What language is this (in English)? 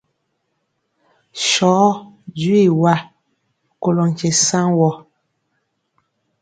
Mpiemo